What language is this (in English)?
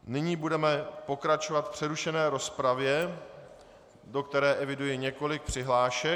Czech